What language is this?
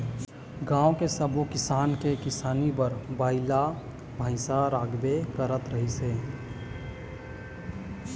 Chhattisgarhi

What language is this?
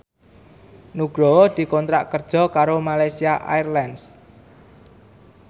Javanese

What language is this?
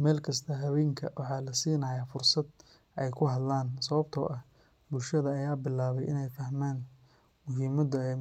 Somali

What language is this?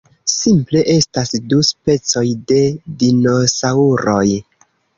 Esperanto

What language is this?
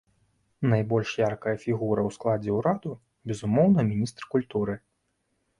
Belarusian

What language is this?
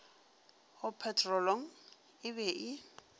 Northern Sotho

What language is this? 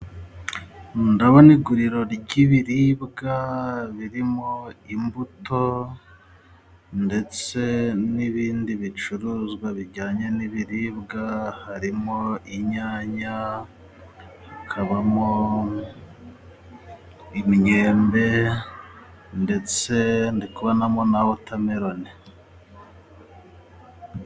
Kinyarwanda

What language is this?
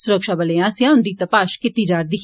Dogri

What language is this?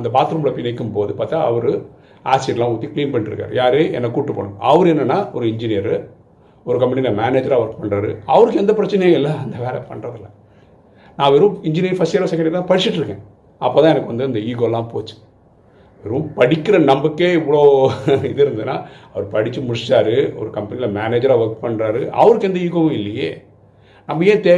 Tamil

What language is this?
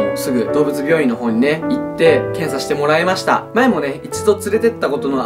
Japanese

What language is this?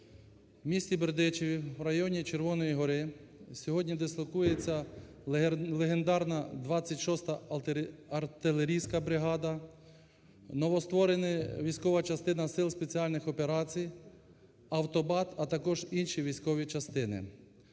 Ukrainian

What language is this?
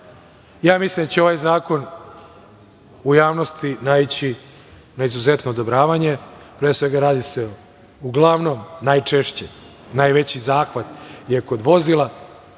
Serbian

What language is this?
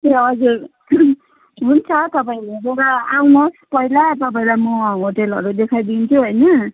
Nepali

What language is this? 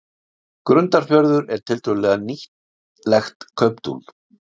Icelandic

